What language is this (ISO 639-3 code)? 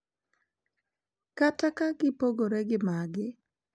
luo